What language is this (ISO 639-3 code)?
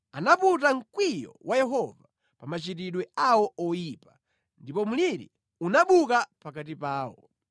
nya